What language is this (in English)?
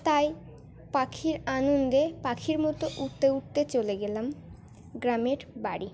Bangla